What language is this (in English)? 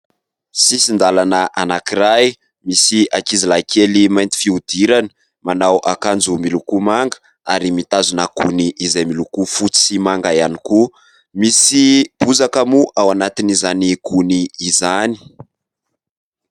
Malagasy